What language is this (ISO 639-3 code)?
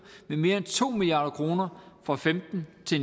dan